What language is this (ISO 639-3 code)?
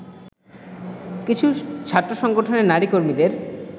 ben